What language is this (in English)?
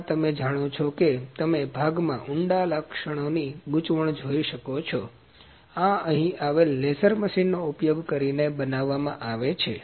Gujarati